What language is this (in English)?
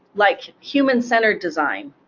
English